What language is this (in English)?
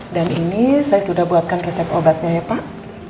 Indonesian